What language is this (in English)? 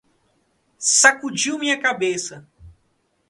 Portuguese